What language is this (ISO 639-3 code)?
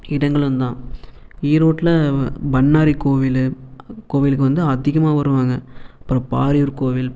tam